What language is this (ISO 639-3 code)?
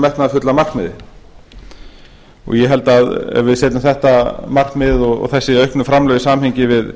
isl